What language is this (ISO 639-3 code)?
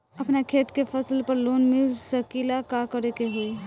bho